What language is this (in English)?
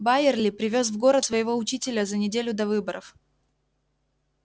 Russian